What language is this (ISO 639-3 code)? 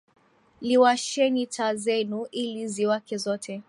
swa